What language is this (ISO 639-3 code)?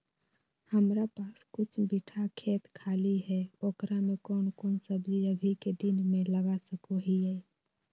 mag